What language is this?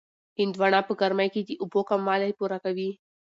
Pashto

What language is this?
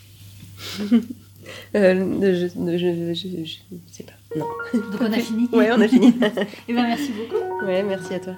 French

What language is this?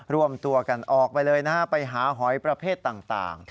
Thai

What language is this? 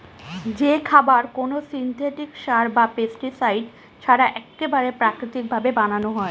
Bangla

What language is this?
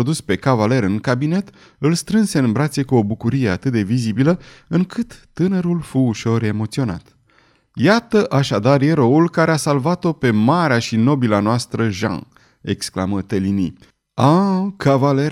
Romanian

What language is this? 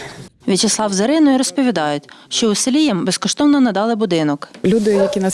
Ukrainian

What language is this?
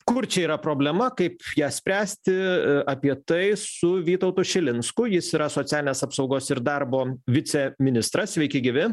Lithuanian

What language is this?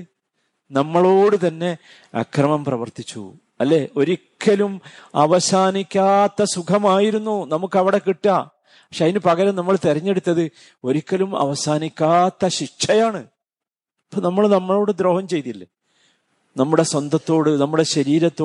Malayalam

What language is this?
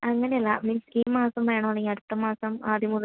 Malayalam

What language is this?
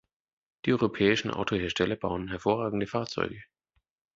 German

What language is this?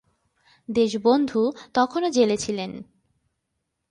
Bangla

